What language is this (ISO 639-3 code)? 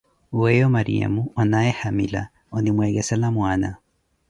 eko